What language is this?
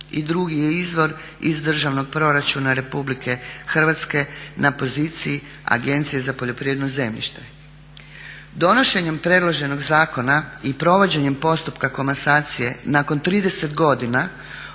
Croatian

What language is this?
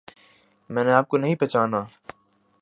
Urdu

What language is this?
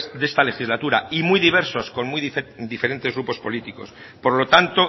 Spanish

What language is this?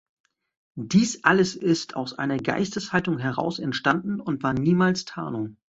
German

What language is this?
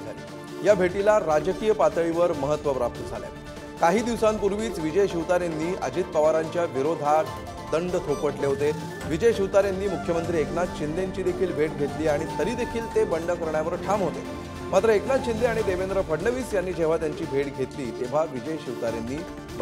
Marathi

